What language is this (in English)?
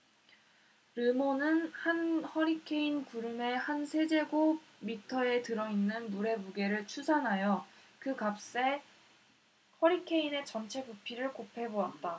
Korean